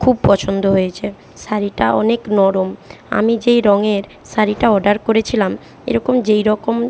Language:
Bangla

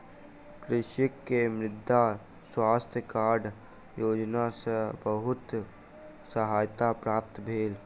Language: Maithili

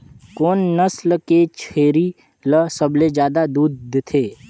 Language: Chhattisgarhi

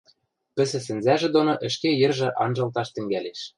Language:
Western Mari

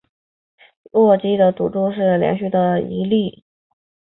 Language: Chinese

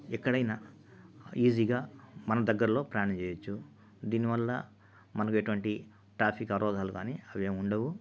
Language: Telugu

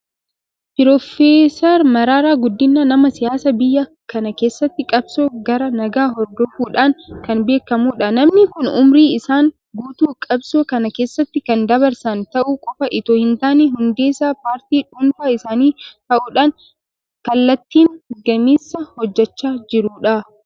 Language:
Oromo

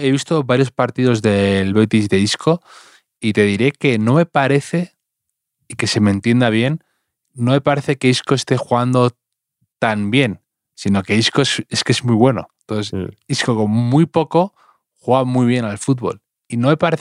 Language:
Spanish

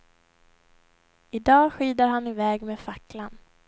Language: Swedish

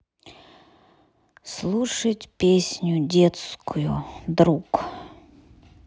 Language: Russian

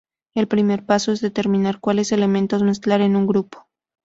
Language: Spanish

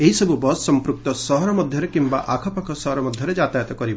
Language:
Odia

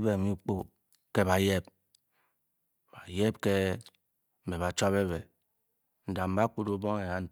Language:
Bokyi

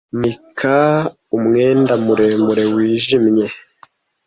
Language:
Kinyarwanda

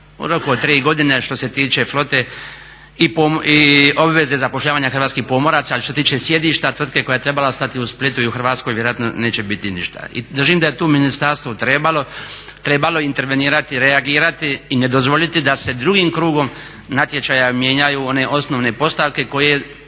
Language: Croatian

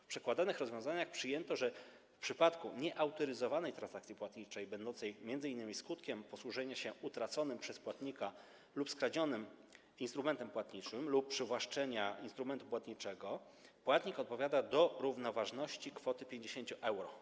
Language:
Polish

